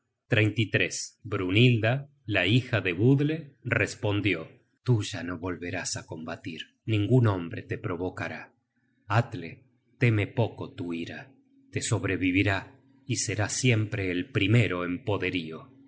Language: Spanish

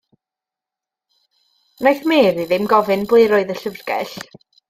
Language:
Welsh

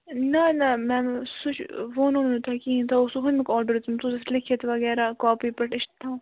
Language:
Kashmiri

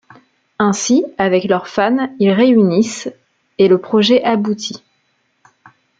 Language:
French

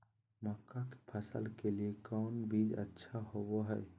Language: Magahi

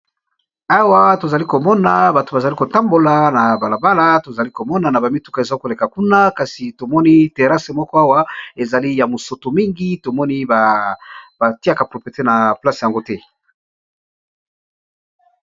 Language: Lingala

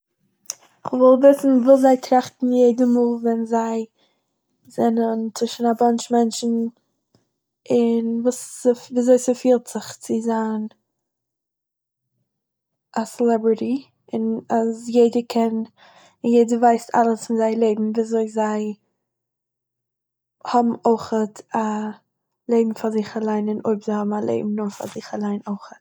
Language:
Yiddish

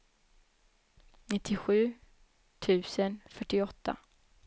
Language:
Swedish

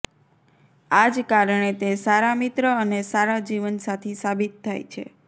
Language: Gujarati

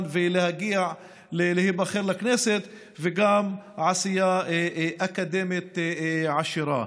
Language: Hebrew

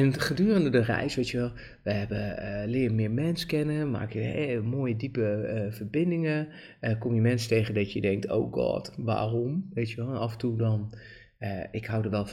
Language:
Dutch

